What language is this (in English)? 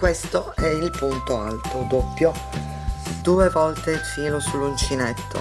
Italian